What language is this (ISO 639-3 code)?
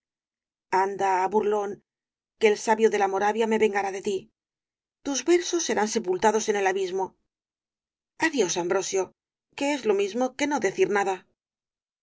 spa